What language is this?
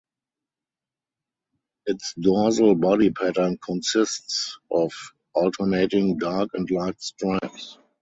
English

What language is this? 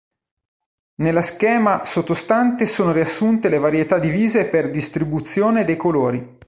Italian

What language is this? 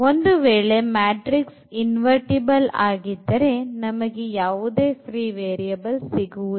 Kannada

